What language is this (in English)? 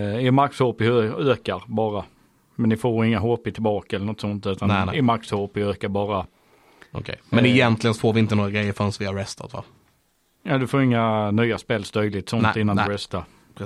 Swedish